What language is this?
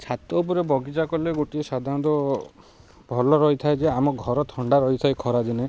Odia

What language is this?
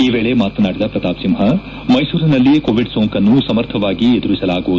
Kannada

